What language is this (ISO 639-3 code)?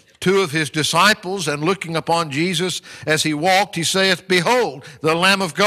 eng